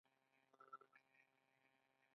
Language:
Pashto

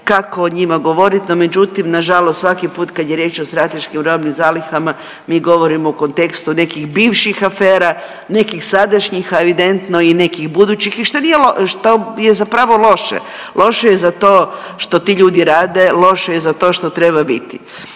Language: Croatian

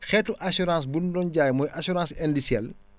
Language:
Wolof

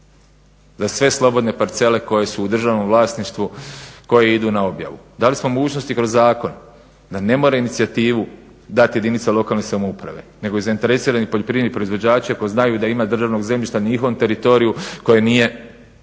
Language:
Croatian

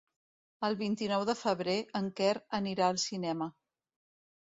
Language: Catalan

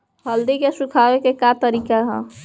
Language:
Bhojpuri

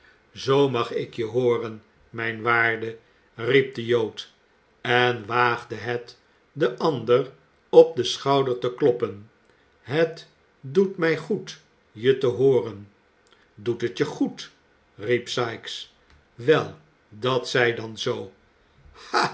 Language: Dutch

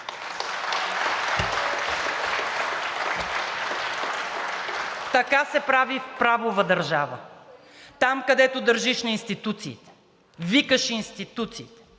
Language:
Bulgarian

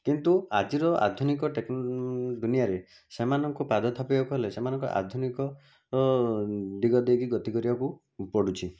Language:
Odia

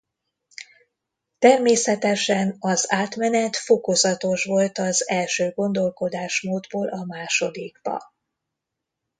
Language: Hungarian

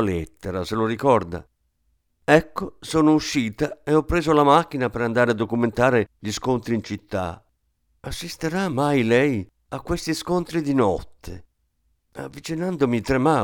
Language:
Italian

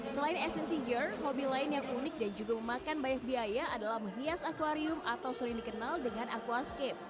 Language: Indonesian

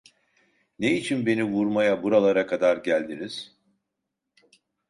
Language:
Turkish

